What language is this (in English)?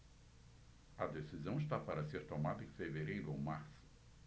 Portuguese